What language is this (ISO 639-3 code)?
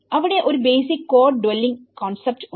mal